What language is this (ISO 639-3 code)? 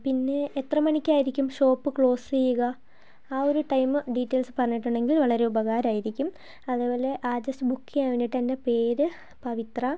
mal